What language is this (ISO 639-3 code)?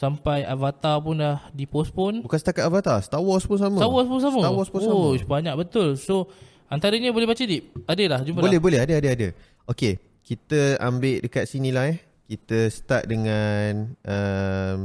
msa